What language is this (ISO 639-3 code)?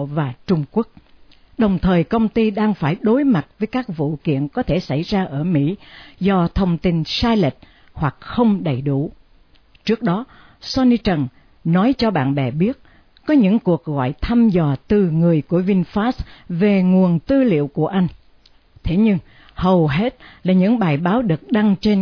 vie